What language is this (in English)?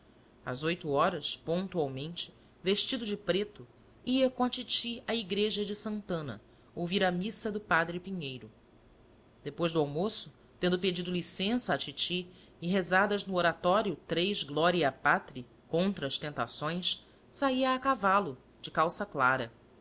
Portuguese